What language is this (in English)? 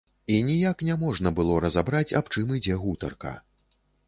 Belarusian